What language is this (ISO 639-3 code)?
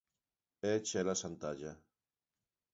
glg